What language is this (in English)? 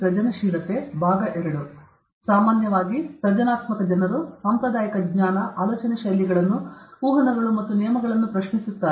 Kannada